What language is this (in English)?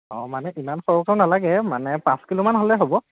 Assamese